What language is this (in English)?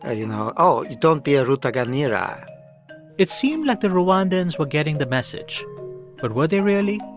English